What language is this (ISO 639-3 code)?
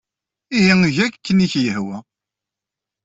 kab